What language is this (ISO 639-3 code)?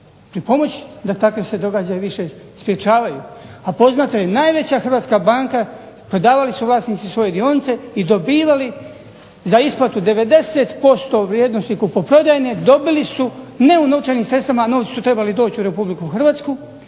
hrv